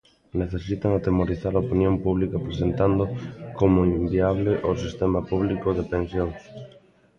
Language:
Galician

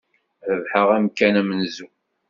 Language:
Kabyle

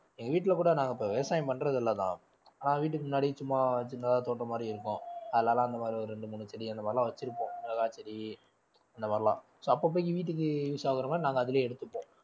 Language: Tamil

